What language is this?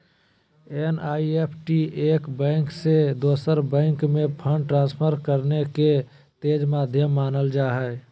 Magahi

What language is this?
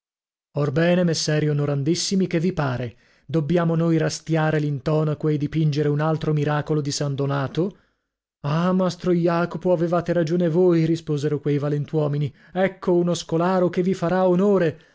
Italian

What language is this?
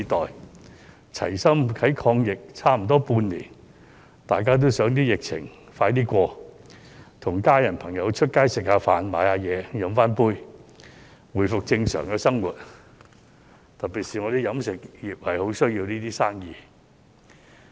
Cantonese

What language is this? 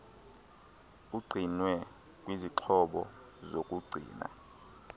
Xhosa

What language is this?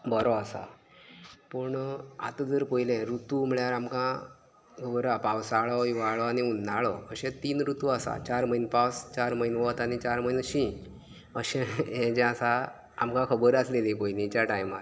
Konkani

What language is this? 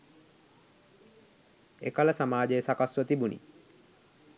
Sinhala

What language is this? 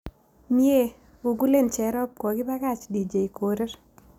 Kalenjin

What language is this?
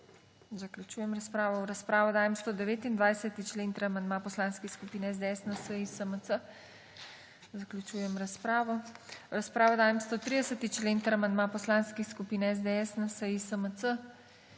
Slovenian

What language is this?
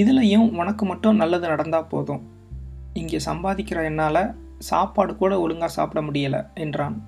Tamil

